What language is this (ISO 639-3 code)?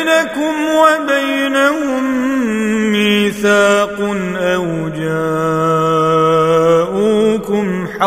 ara